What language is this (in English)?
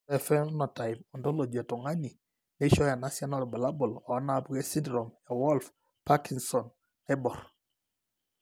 Masai